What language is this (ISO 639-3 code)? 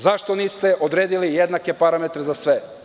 srp